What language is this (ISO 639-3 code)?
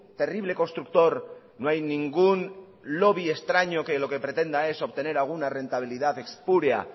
spa